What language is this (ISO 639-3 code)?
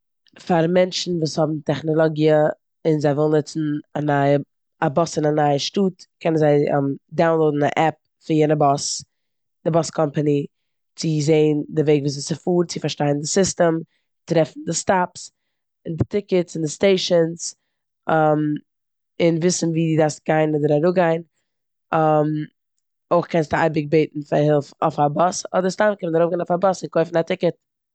yid